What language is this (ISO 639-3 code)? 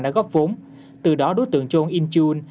vie